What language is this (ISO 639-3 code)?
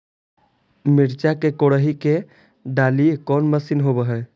mag